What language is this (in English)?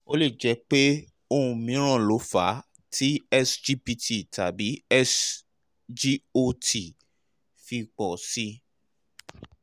Yoruba